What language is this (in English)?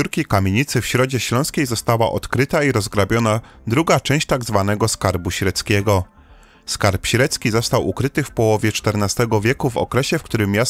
Polish